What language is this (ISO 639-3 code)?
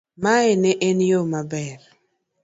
luo